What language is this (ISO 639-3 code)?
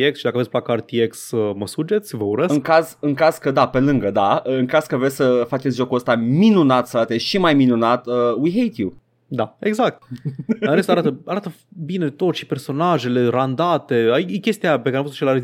ron